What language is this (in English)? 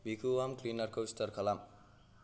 Bodo